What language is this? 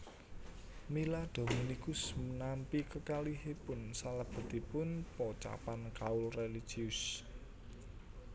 Javanese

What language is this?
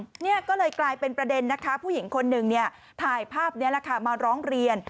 Thai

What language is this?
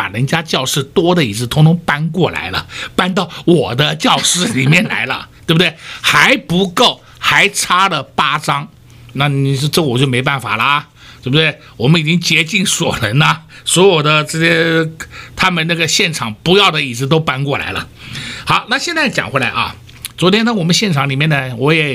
Chinese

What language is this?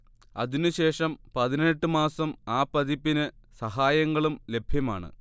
Malayalam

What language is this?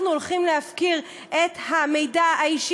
Hebrew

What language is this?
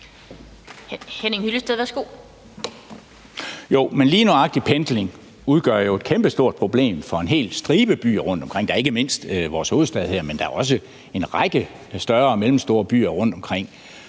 Danish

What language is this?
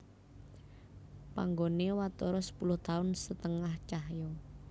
Javanese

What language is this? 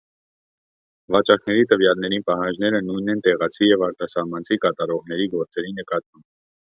Armenian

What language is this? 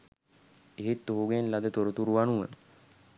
Sinhala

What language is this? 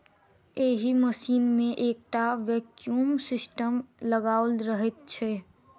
Maithili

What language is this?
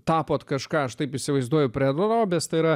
Lithuanian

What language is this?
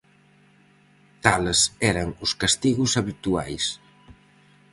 Galician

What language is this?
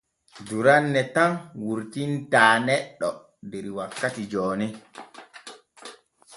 Borgu Fulfulde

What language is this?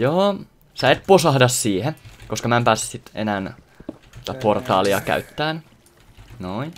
Finnish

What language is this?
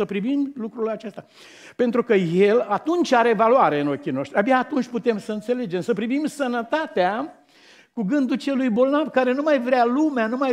Romanian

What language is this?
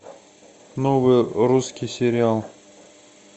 Russian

